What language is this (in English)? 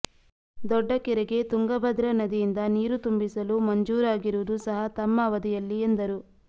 Kannada